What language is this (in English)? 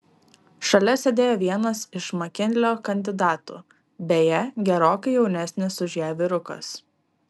Lithuanian